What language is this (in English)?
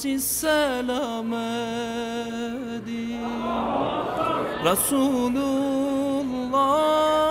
Turkish